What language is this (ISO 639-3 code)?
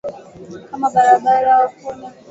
swa